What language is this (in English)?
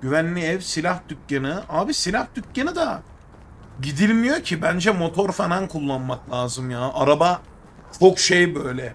Turkish